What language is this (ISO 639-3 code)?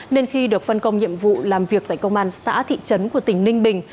vie